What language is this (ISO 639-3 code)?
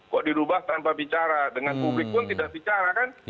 ind